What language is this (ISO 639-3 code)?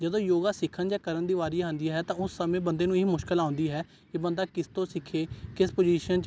pan